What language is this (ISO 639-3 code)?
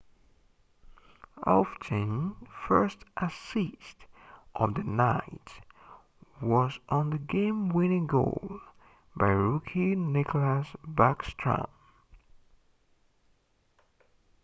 eng